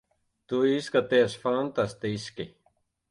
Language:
Latvian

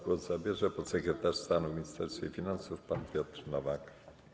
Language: Polish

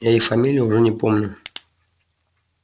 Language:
Russian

